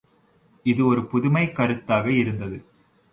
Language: Tamil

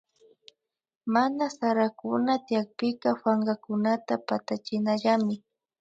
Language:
Imbabura Highland Quichua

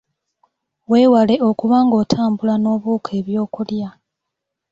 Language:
Ganda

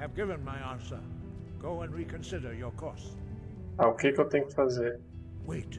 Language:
Portuguese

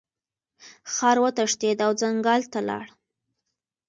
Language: Pashto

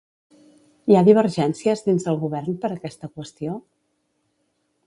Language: Catalan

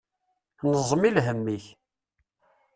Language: Kabyle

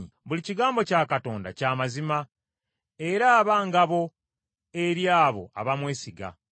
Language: Ganda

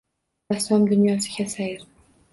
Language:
Uzbek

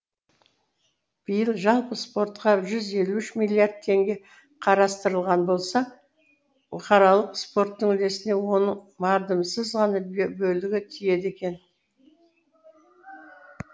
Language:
Kazakh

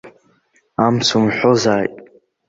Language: Abkhazian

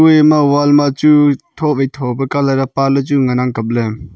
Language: Wancho Naga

